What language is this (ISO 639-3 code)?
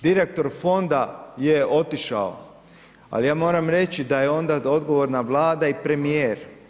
hrv